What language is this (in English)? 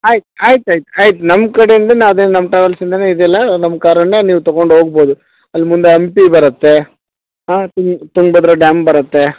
Kannada